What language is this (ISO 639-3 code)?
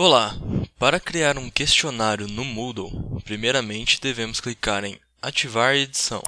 por